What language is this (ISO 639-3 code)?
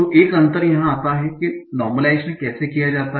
hin